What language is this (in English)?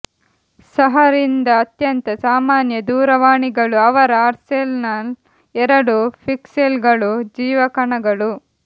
Kannada